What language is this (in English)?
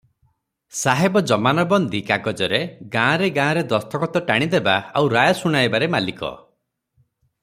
Odia